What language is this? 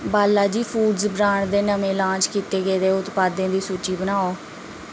Dogri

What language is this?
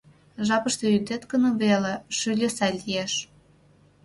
Mari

